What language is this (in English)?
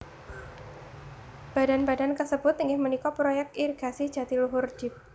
Javanese